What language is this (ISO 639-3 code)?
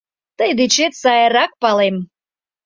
chm